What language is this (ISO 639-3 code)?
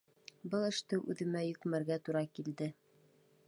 bak